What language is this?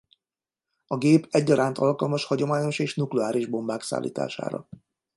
Hungarian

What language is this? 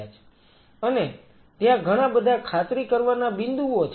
Gujarati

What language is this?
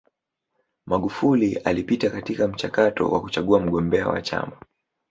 Swahili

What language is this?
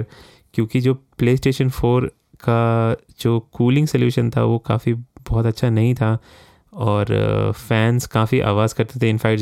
Hindi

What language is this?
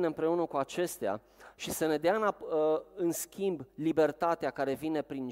Romanian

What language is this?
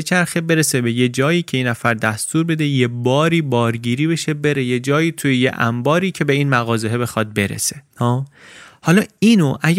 Persian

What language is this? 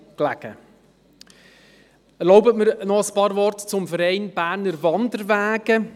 Swiss German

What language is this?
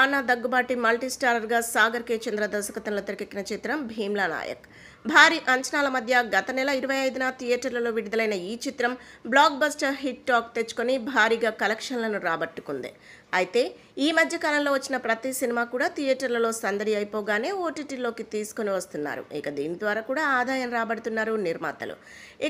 Hindi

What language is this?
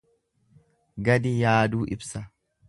Oromo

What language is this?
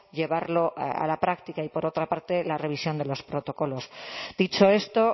Spanish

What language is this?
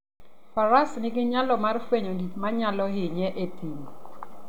Luo (Kenya and Tanzania)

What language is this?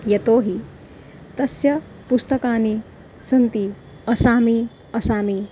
Sanskrit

